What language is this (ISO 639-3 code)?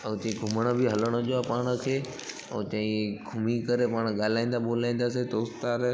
snd